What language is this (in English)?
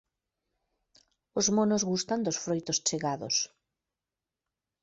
Galician